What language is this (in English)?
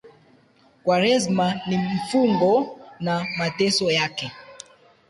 Swahili